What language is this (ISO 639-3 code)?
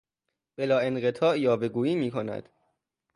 fas